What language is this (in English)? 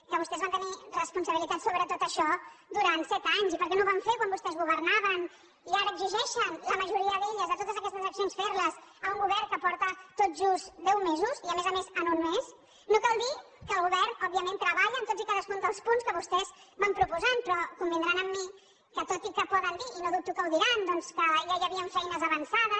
Catalan